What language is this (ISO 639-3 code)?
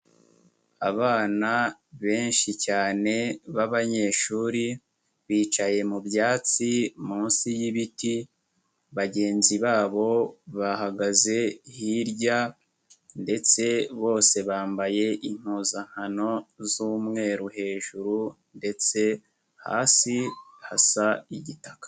kin